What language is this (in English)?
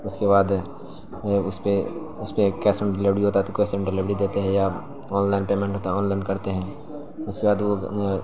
Urdu